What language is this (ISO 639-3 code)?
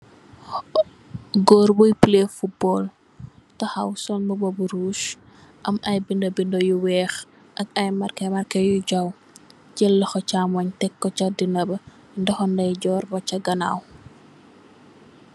wol